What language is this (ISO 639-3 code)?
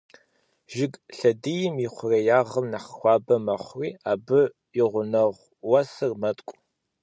kbd